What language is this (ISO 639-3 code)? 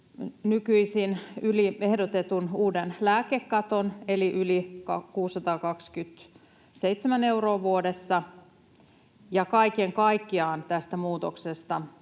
fin